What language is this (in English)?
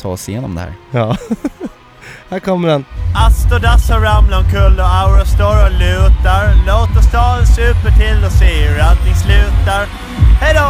Swedish